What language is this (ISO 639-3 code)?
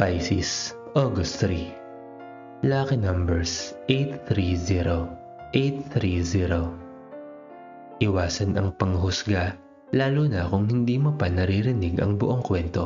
fil